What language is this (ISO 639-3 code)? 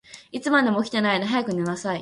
jpn